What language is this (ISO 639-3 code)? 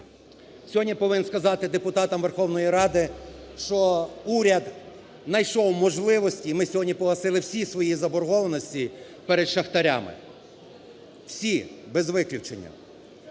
ukr